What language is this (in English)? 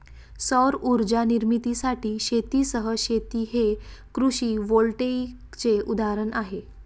Marathi